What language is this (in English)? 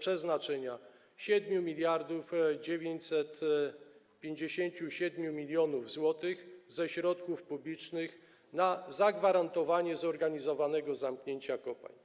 Polish